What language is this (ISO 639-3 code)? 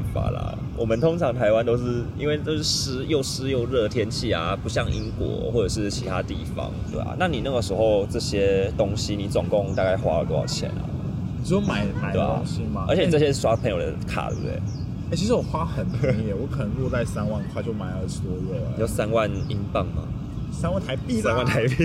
zho